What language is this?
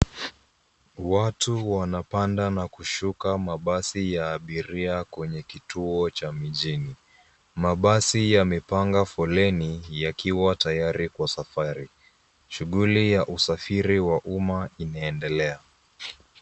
Swahili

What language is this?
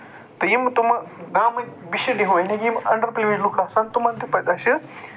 Kashmiri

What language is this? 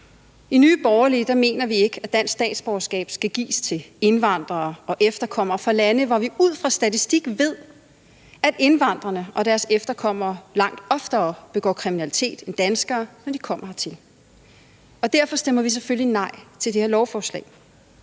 Danish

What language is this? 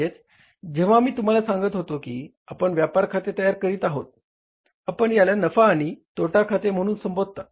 Marathi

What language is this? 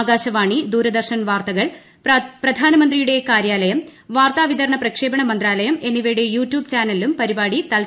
Malayalam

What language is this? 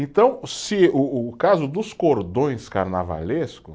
Portuguese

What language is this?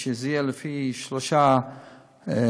Hebrew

